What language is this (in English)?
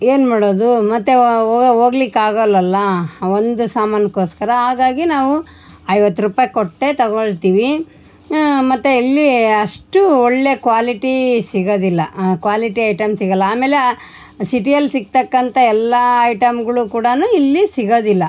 Kannada